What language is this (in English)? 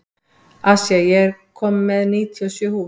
Icelandic